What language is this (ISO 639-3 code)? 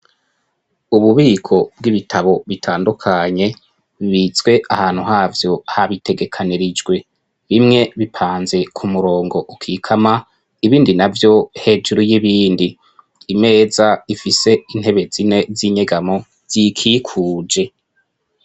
run